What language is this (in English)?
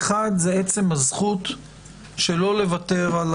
Hebrew